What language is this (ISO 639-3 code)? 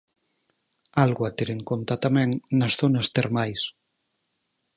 glg